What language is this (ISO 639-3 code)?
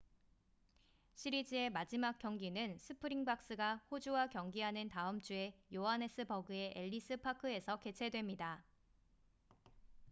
kor